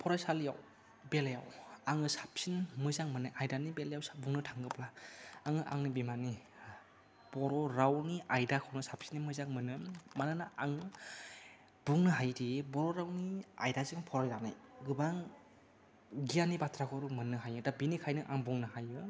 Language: Bodo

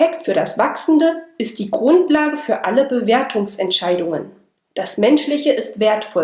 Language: German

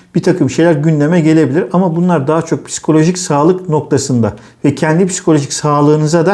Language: Turkish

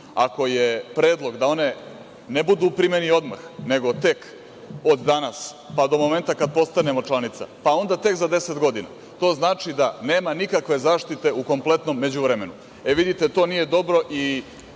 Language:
Serbian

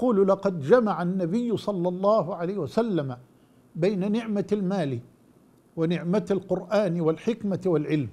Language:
Arabic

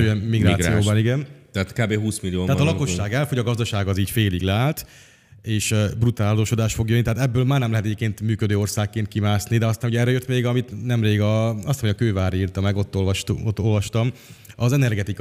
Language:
Hungarian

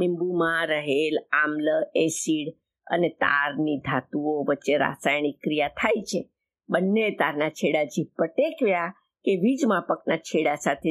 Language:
Gujarati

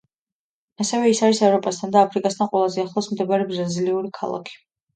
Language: Georgian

